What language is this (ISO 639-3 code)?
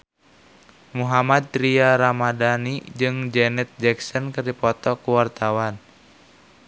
sun